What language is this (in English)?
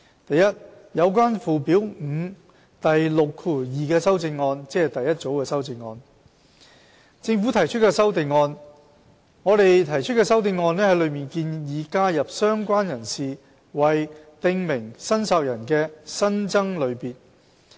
Cantonese